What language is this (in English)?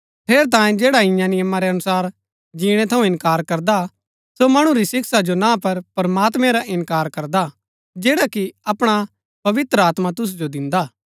Gaddi